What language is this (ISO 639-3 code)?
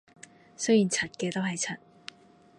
yue